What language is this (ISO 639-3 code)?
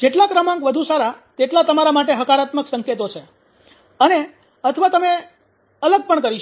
guj